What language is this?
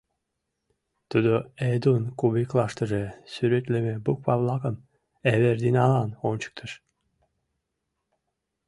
Mari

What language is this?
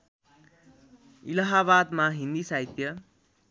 Nepali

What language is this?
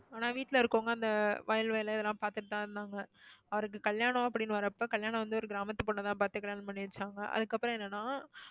Tamil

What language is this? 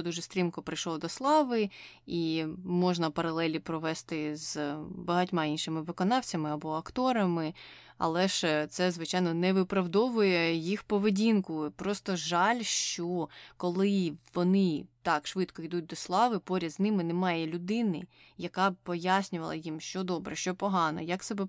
Ukrainian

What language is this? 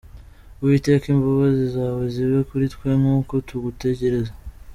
Kinyarwanda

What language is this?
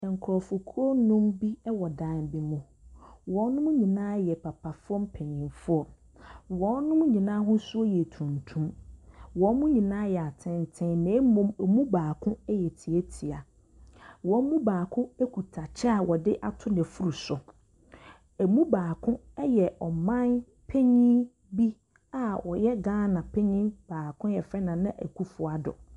Akan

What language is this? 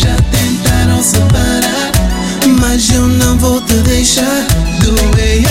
Portuguese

